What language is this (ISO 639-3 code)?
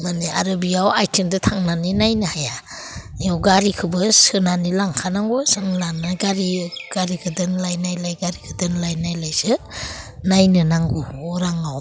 brx